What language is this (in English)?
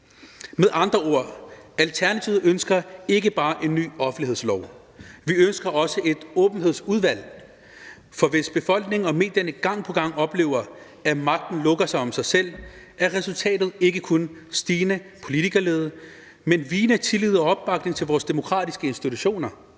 Danish